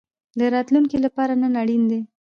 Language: Pashto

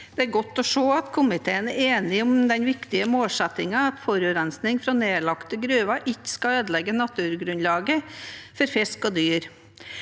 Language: Norwegian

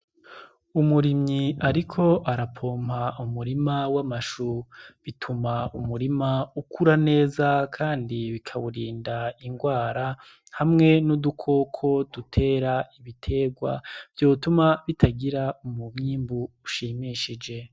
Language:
Rundi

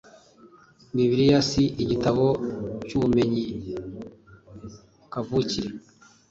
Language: Kinyarwanda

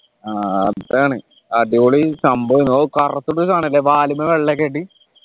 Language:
Malayalam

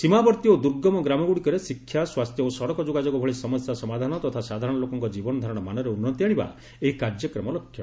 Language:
Odia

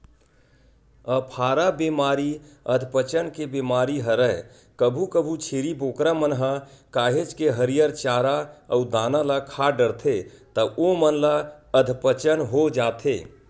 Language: Chhattisgarhi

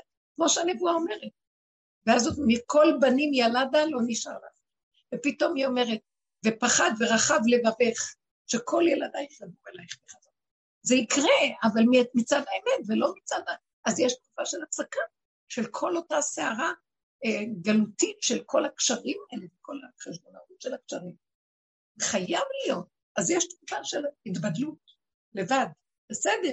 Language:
Hebrew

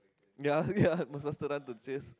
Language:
English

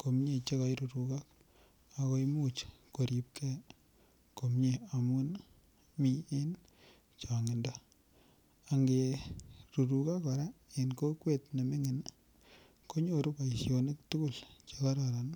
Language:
Kalenjin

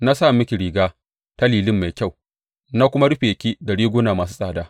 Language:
Hausa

